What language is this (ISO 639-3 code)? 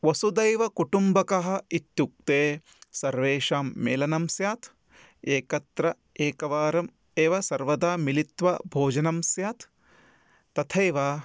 san